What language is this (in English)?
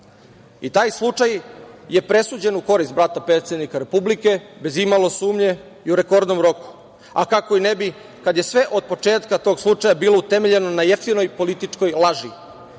Serbian